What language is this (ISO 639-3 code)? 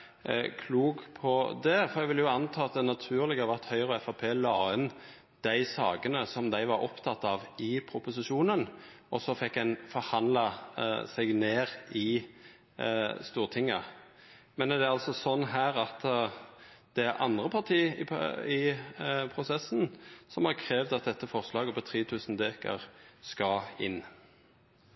nno